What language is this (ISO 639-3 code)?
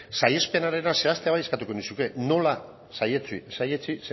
eus